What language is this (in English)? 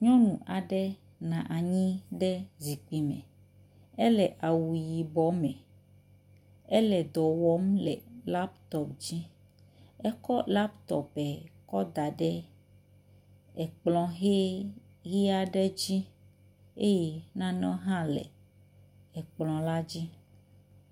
Ewe